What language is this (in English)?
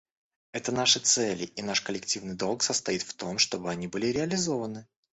Russian